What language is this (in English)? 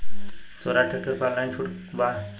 Bhojpuri